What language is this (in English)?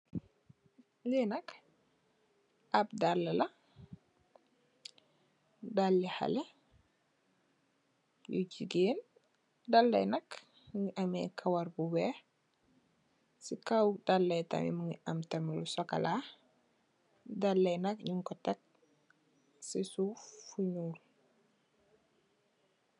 Wolof